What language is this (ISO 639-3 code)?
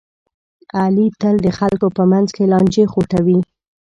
pus